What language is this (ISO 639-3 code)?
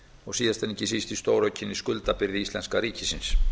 isl